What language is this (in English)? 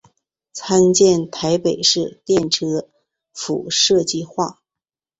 Chinese